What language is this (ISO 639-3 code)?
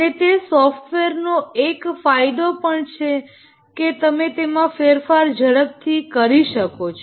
guj